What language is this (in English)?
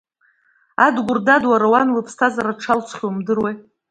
Abkhazian